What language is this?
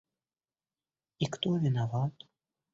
Russian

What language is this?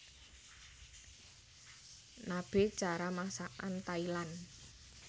Javanese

